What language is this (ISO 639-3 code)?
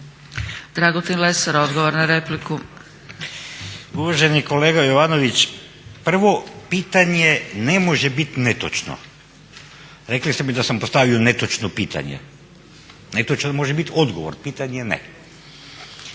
hrv